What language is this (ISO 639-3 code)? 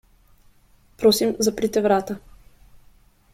slv